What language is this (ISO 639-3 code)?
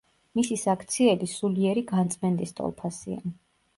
kat